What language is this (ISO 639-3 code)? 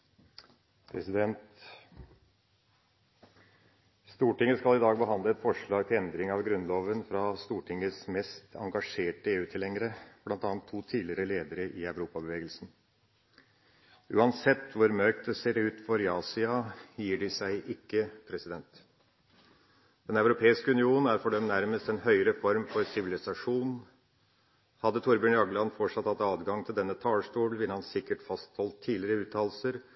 nor